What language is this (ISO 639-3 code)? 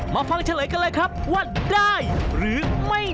tha